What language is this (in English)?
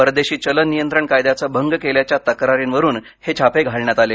Marathi